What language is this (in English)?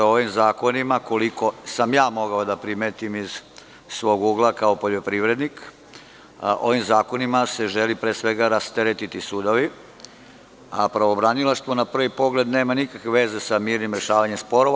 Serbian